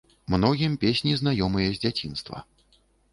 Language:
Belarusian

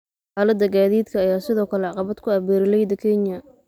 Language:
Somali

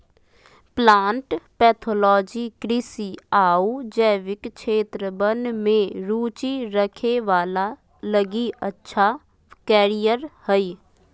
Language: Magahi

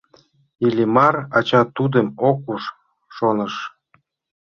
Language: Mari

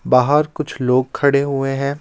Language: Hindi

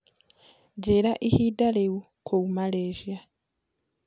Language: Kikuyu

